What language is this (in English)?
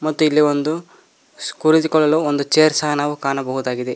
Kannada